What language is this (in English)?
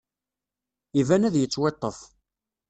Kabyle